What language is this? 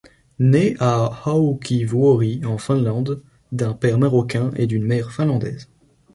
French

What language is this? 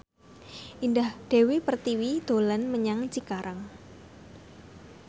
Javanese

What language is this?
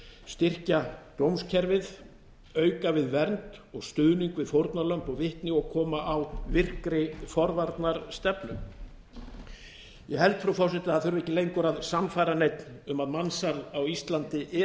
Icelandic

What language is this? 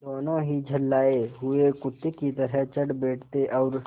Hindi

